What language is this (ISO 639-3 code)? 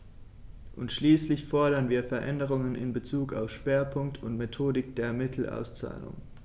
deu